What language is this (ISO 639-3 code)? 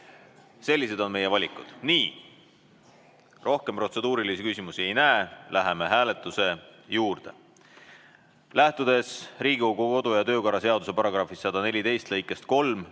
est